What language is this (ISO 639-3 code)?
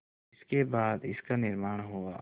hin